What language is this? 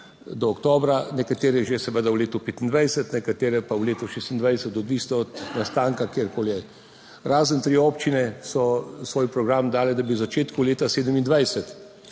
Slovenian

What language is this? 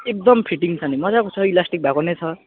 Nepali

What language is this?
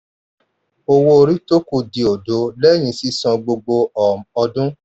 Yoruba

